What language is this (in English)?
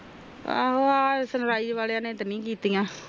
Punjabi